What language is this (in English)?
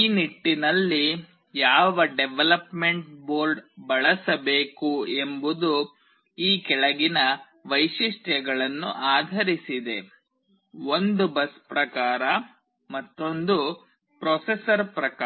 Kannada